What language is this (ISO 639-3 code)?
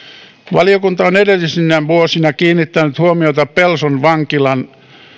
fin